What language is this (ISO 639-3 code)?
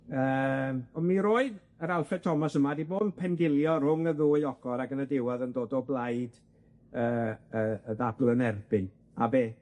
cym